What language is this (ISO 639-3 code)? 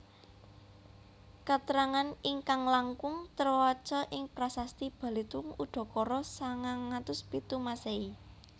jav